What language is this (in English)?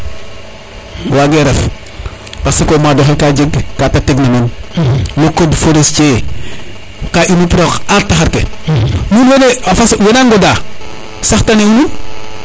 Serer